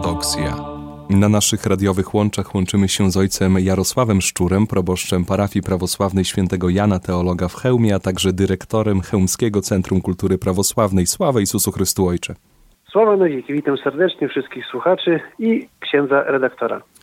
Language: Polish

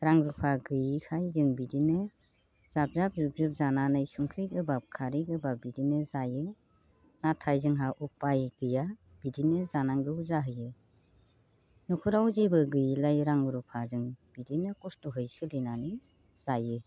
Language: Bodo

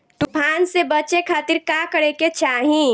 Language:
Bhojpuri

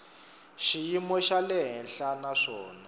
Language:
Tsonga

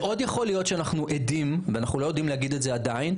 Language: Hebrew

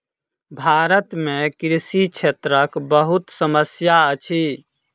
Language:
Maithili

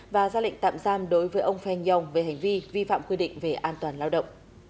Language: Vietnamese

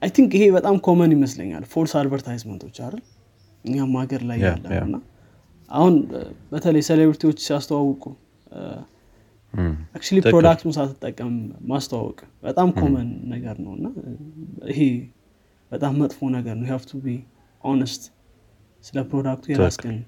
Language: Amharic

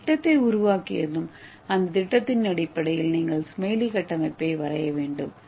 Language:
Tamil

